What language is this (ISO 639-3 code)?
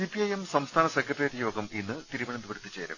mal